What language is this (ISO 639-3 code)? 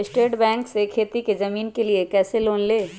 mag